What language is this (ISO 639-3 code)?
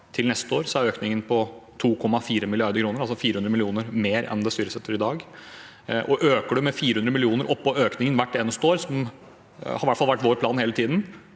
nor